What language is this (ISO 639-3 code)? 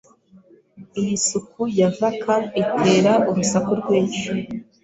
kin